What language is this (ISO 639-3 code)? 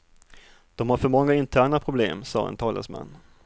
swe